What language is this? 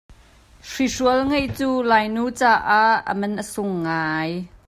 Hakha Chin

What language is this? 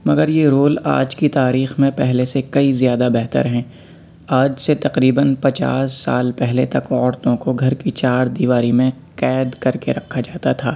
Urdu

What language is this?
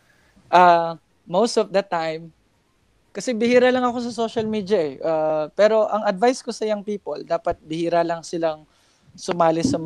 Filipino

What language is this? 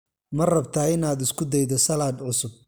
Somali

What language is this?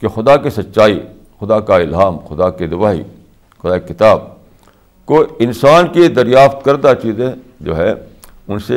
Urdu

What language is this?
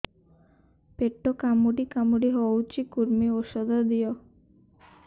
Odia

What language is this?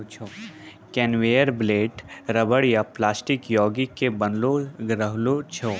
Maithili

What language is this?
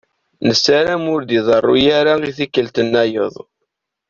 Kabyle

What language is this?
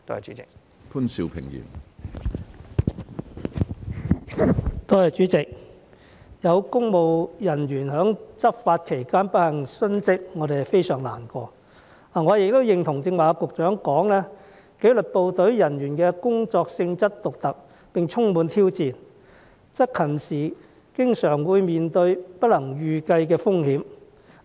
Cantonese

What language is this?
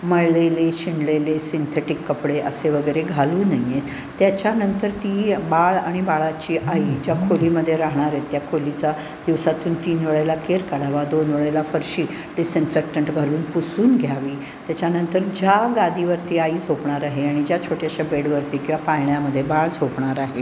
Marathi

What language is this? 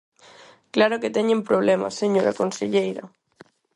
Galician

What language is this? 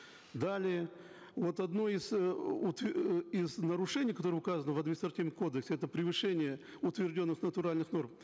Kazakh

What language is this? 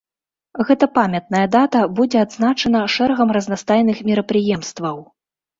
Belarusian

